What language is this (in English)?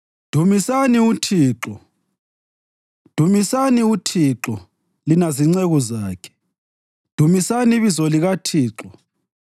North Ndebele